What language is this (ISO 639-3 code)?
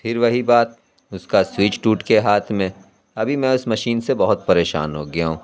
urd